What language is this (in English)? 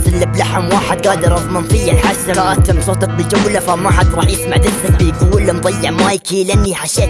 Arabic